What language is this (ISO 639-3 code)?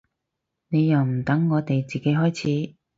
yue